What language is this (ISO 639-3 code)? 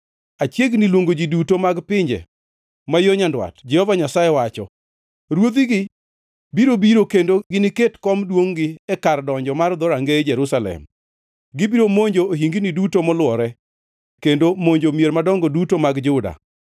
luo